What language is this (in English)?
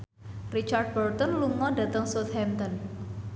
Javanese